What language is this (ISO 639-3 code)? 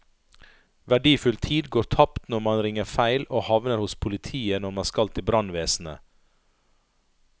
nor